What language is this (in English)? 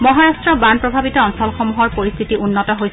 Assamese